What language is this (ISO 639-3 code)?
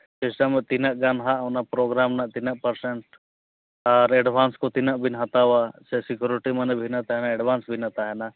sat